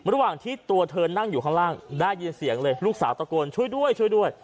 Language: Thai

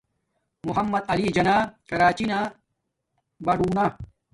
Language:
Domaaki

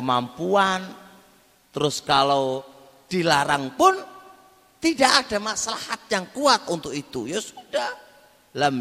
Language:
Indonesian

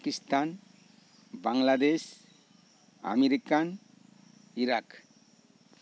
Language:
Santali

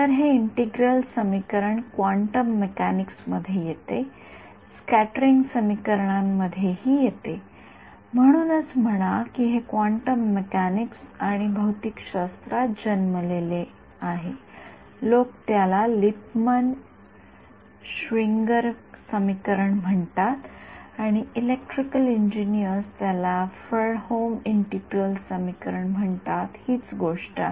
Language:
Marathi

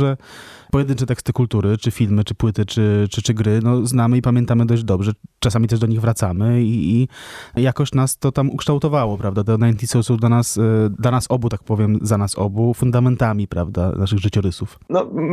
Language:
Polish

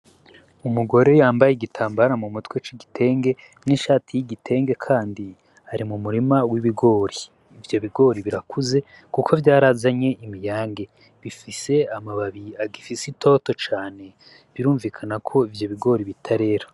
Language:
Rundi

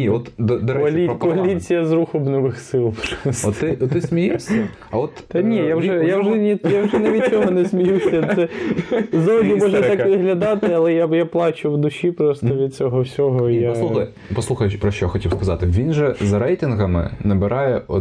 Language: Ukrainian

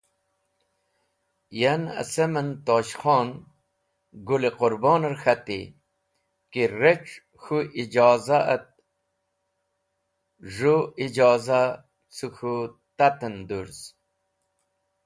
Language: Wakhi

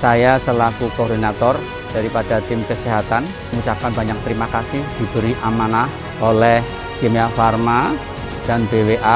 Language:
Indonesian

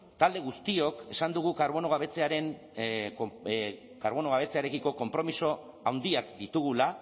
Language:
Basque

